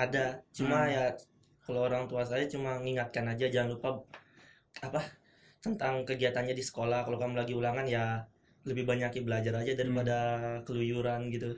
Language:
Indonesian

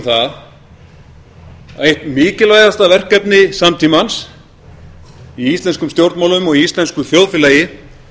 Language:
Icelandic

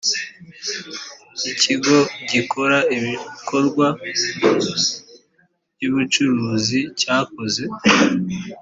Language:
Kinyarwanda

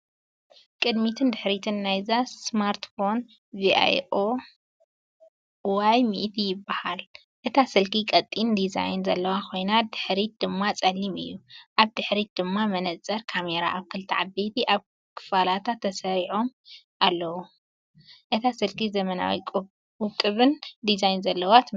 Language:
Tigrinya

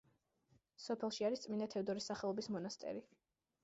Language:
Georgian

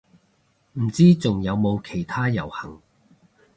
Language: Cantonese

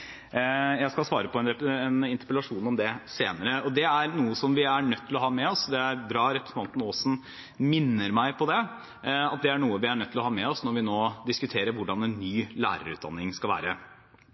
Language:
Norwegian Bokmål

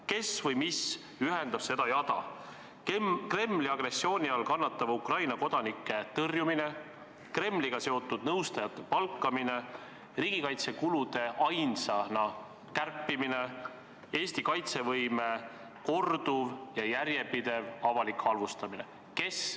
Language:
Estonian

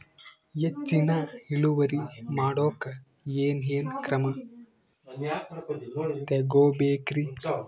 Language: Kannada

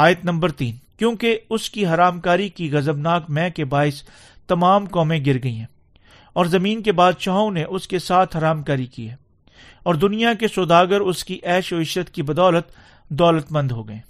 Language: Urdu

